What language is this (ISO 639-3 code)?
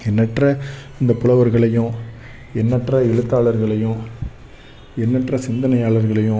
tam